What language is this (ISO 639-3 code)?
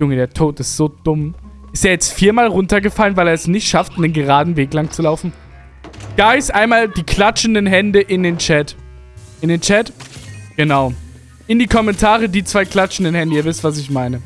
deu